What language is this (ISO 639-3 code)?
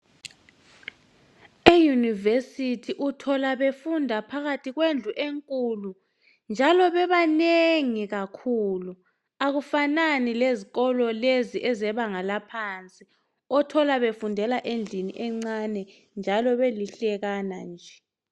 nde